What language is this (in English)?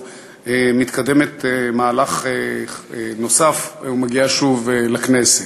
Hebrew